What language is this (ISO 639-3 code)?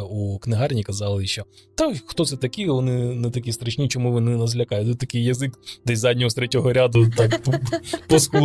ukr